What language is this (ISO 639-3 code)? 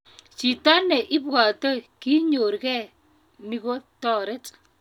kln